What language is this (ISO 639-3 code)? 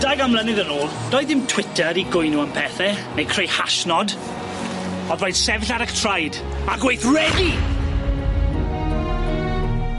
cym